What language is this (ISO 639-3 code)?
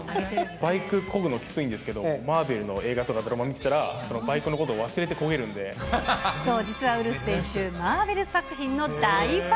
jpn